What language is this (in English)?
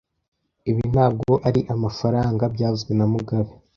Kinyarwanda